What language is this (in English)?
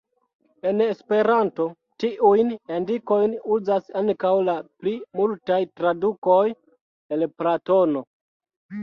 Esperanto